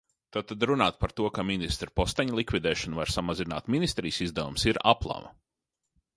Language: Latvian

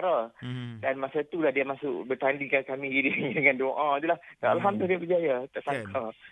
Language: Malay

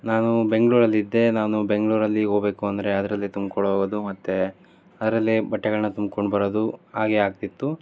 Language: Kannada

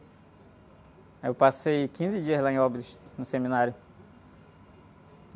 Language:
Portuguese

